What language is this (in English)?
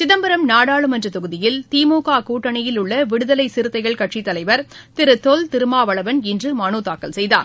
Tamil